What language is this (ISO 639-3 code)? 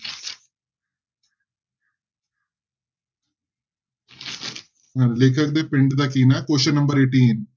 pan